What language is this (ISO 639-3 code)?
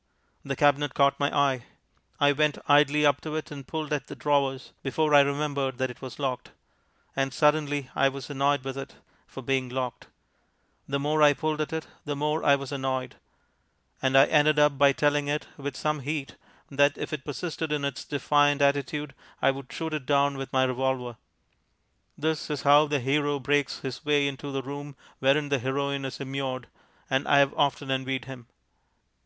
eng